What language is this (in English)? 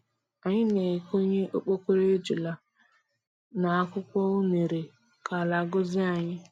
Igbo